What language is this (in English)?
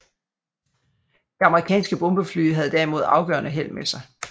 Danish